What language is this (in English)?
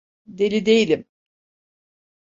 Turkish